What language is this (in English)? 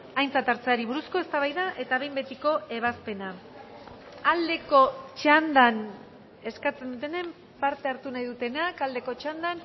Basque